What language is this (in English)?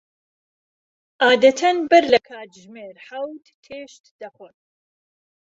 Central Kurdish